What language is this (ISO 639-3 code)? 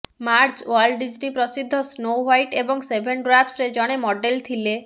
ori